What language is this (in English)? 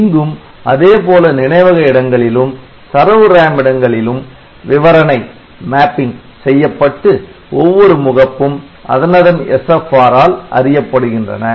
Tamil